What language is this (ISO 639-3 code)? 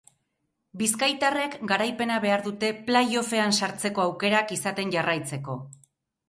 eus